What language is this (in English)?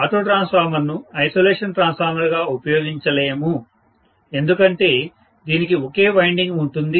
Telugu